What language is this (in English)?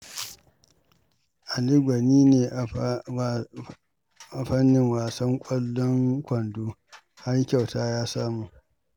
Hausa